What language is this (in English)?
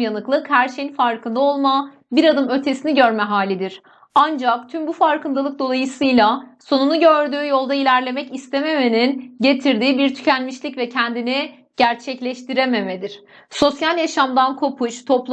Turkish